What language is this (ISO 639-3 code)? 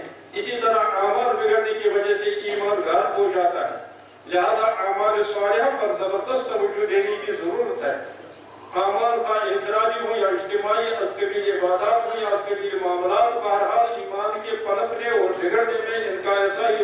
tur